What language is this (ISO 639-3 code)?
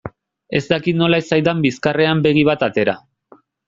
eus